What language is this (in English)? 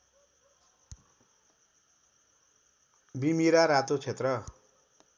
Nepali